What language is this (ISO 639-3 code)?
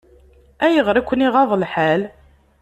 kab